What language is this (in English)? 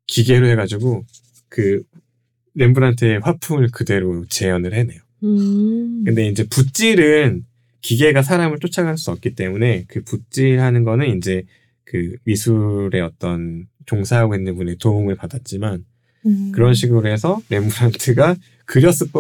Korean